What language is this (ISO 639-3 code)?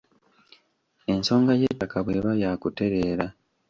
lug